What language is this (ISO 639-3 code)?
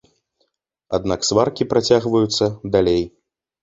bel